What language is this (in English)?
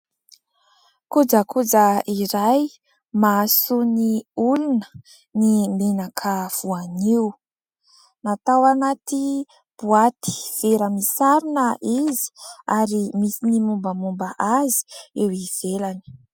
Malagasy